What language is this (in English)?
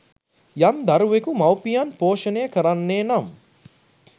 Sinhala